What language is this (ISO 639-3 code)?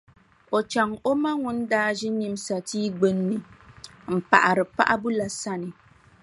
dag